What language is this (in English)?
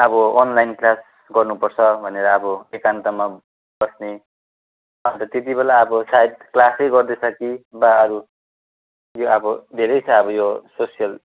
Nepali